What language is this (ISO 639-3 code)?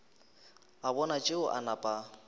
nso